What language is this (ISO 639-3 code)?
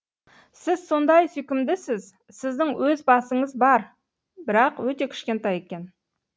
kaz